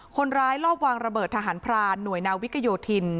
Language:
Thai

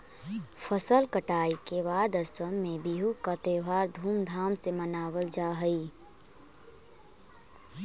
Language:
Magahi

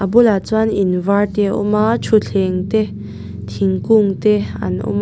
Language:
Mizo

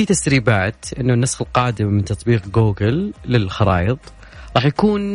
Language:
Arabic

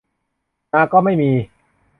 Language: Thai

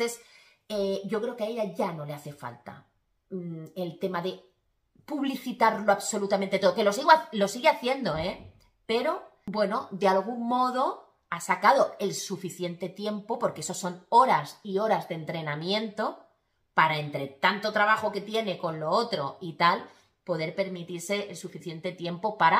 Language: Spanish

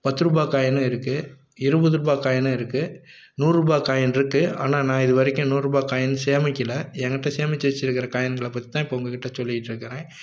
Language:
Tamil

